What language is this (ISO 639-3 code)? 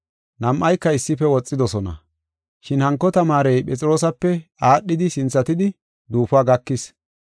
gof